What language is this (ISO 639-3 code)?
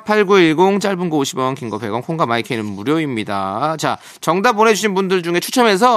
kor